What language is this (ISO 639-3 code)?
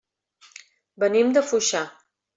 cat